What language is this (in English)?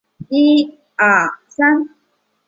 Chinese